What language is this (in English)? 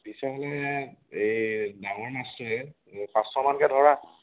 Assamese